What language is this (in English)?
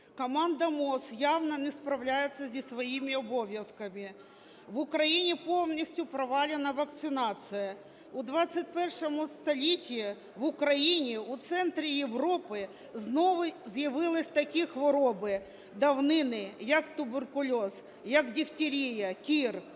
Ukrainian